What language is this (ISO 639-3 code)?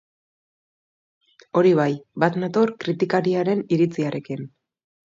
eus